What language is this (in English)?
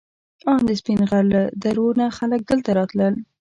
Pashto